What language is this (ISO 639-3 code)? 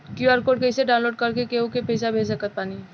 bho